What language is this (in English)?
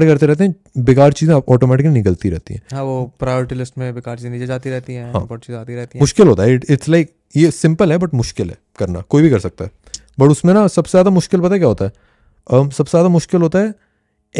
Hindi